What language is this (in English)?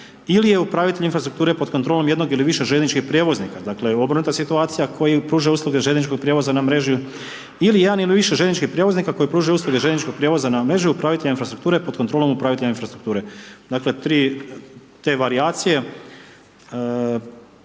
Croatian